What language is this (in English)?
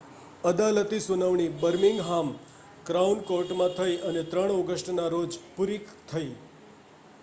Gujarati